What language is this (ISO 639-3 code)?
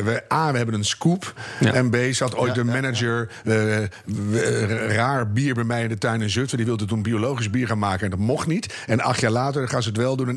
nld